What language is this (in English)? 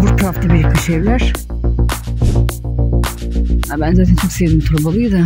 Turkish